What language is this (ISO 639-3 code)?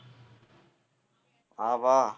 tam